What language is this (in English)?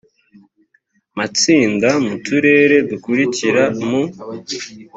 Kinyarwanda